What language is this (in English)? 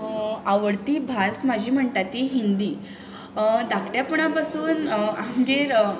Konkani